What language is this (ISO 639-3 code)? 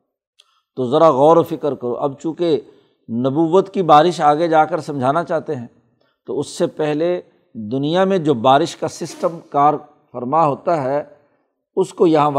urd